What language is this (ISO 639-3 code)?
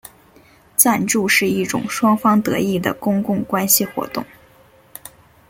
zho